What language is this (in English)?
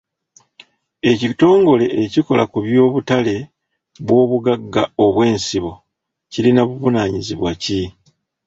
Ganda